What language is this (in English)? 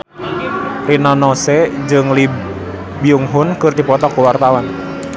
Sundanese